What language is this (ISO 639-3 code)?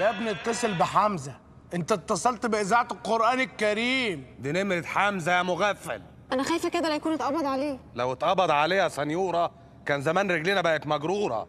ara